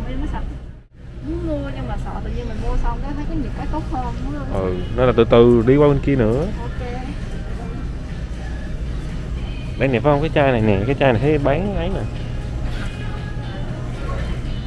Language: Vietnamese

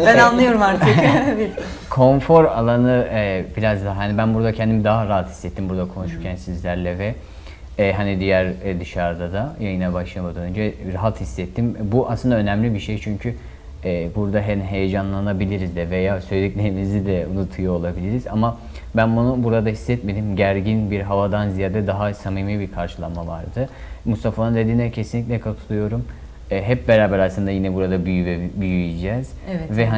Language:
Turkish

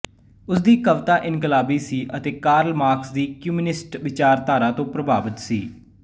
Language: Punjabi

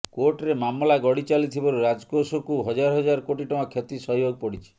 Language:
Odia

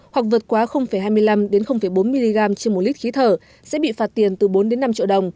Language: Vietnamese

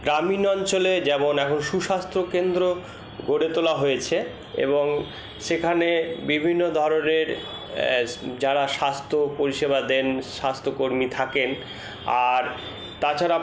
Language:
Bangla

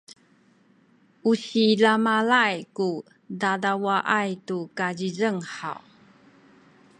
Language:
Sakizaya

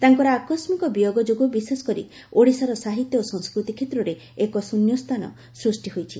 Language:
Odia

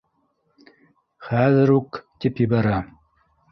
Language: Bashkir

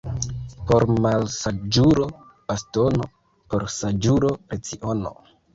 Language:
Esperanto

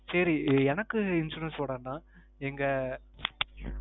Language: Tamil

